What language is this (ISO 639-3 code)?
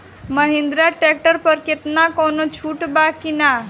bho